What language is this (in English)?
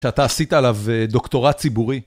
Hebrew